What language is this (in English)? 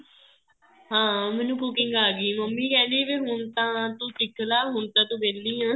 Punjabi